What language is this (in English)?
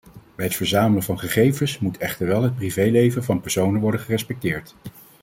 Dutch